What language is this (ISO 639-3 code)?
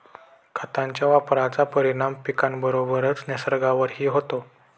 mar